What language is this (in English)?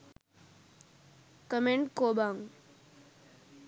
Sinhala